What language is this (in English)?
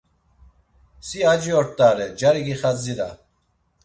Laz